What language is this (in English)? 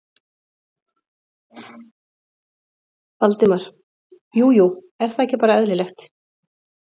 Icelandic